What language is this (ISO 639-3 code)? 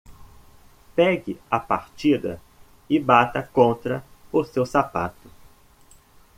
por